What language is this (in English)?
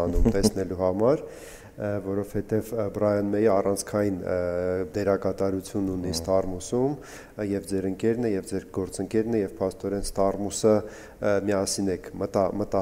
Turkish